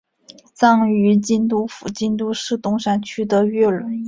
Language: Chinese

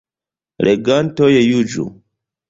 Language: Esperanto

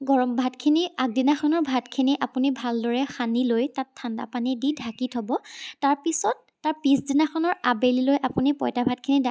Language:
Assamese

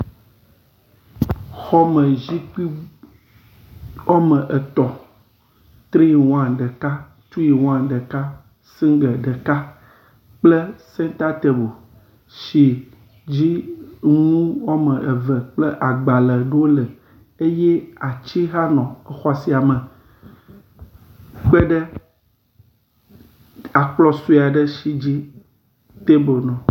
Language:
Ewe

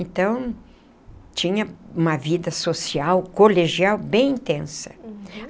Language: Portuguese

